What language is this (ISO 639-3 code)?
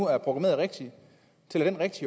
dan